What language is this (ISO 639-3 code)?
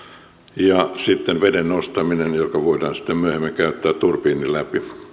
fin